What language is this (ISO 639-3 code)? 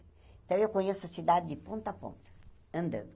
por